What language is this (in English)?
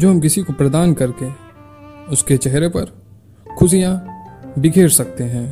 Hindi